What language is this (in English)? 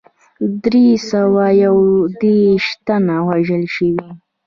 Pashto